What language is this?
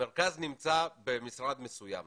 Hebrew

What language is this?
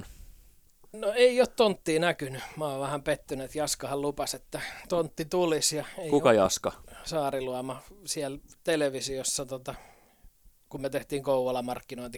Finnish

